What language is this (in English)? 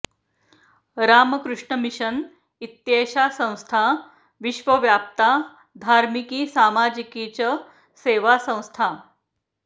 Sanskrit